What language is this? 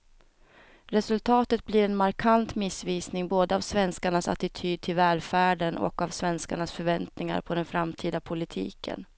Swedish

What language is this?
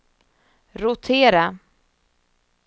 Swedish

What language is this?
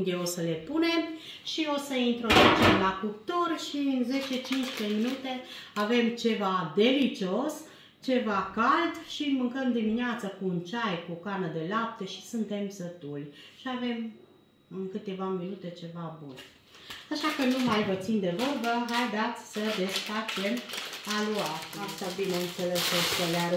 Romanian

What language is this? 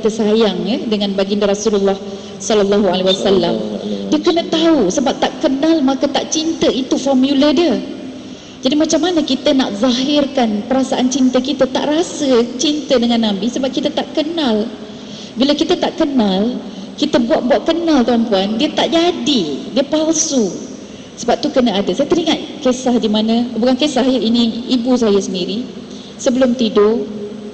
Malay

